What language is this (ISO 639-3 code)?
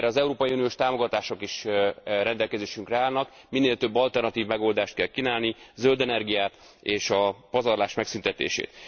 hun